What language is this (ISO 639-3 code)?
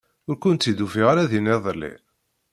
kab